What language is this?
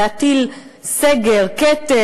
Hebrew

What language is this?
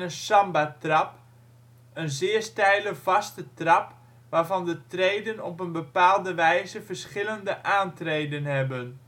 Dutch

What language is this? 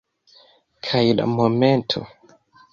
Esperanto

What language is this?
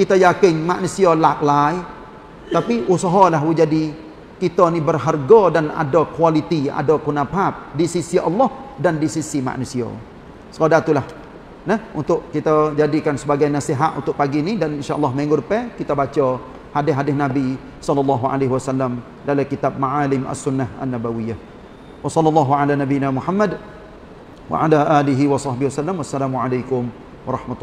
Malay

